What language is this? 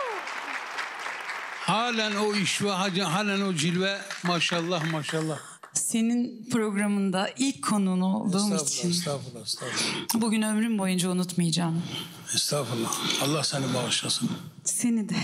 Turkish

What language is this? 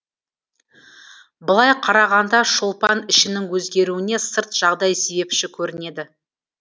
Kazakh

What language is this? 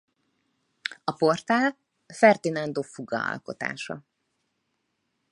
Hungarian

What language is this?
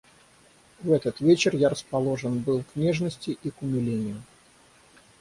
Russian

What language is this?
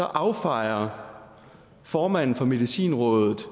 Danish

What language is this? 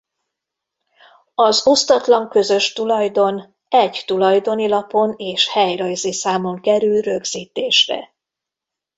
Hungarian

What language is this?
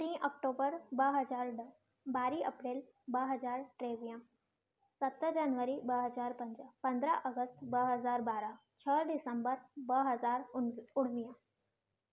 Sindhi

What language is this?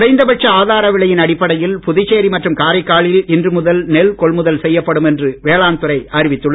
Tamil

